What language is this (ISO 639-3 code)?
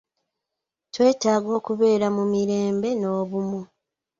lug